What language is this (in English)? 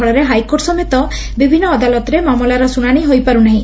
Odia